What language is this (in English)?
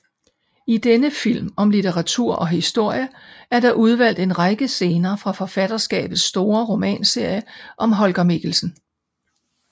Danish